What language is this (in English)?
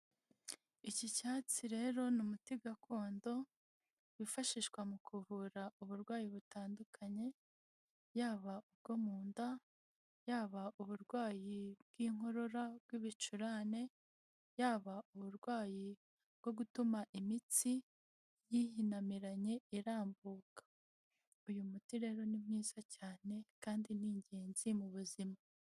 Kinyarwanda